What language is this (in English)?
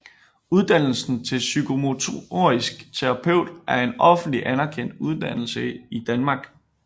Danish